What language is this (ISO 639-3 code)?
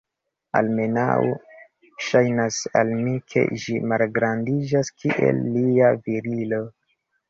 epo